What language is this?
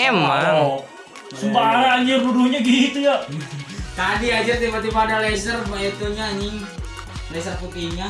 Indonesian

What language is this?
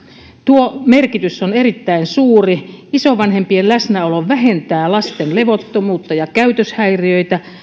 Finnish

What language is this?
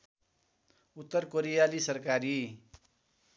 Nepali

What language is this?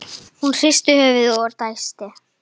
Icelandic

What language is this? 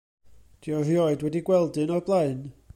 Welsh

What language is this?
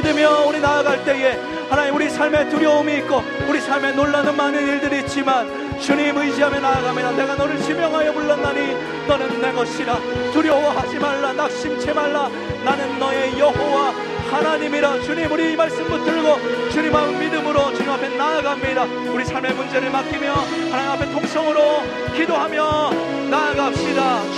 Korean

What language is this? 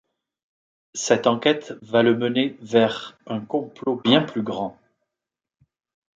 French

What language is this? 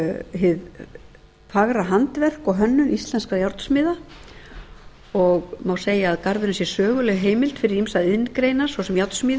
Icelandic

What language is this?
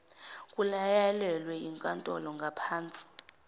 Zulu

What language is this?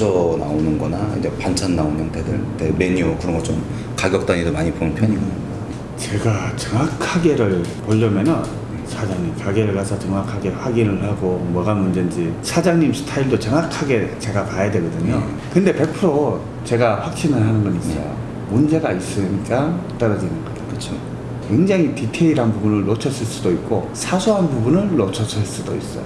Korean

